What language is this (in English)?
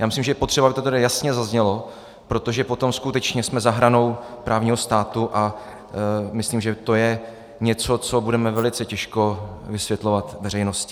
Czech